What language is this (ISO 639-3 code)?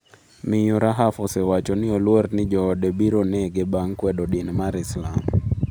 luo